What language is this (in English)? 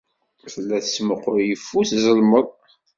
Kabyle